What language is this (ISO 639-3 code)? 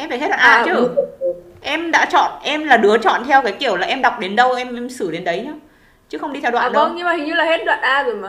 vie